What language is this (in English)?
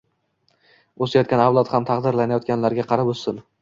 Uzbek